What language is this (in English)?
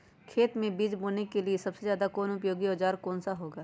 Magahi